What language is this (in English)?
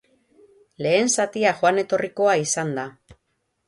Basque